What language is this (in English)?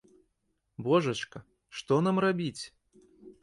Belarusian